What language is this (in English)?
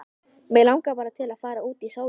Icelandic